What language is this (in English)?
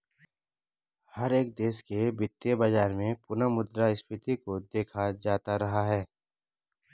Hindi